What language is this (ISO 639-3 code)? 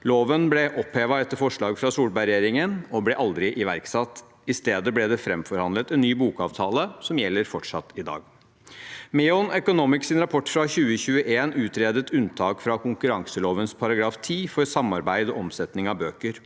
nor